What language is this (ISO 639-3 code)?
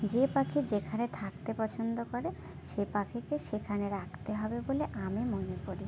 ben